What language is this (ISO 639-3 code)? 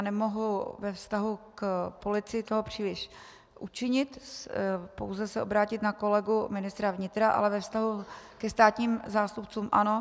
ces